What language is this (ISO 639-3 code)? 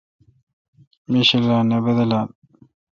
xka